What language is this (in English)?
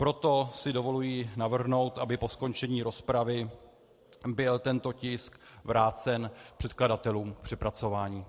Czech